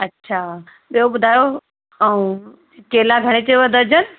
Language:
Sindhi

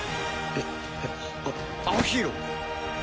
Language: Japanese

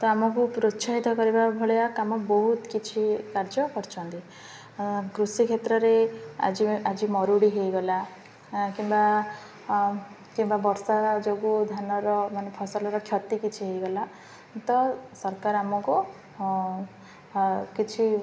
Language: Odia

